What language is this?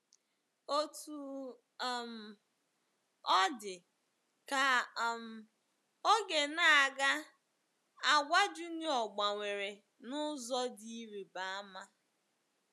Igbo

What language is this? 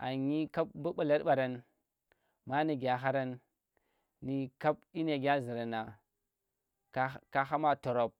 Tera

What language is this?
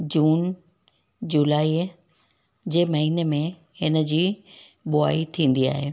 Sindhi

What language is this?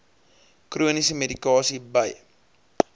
Afrikaans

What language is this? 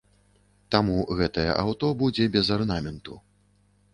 Belarusian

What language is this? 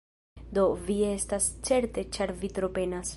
Esperanto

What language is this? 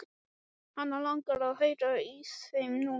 Icelandic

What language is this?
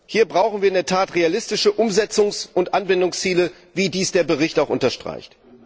German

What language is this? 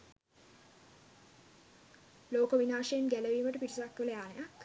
Sinhala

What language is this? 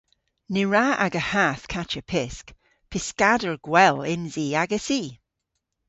Cornish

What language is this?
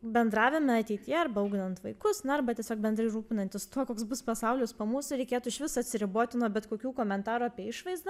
Lithuanian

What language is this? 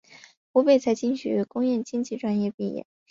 Chinese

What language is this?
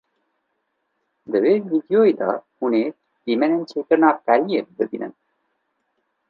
Kurdish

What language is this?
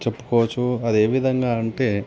Telugu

